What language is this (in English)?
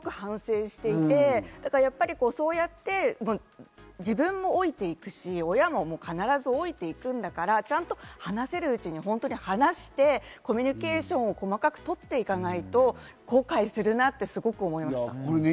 Japanese